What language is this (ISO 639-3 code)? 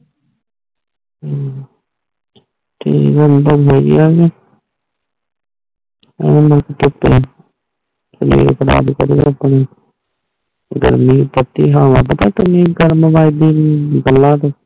pan